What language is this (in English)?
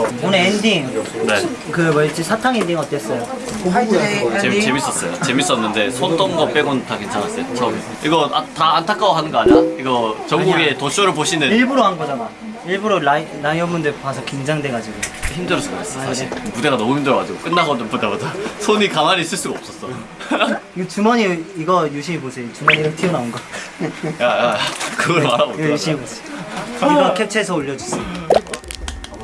Korean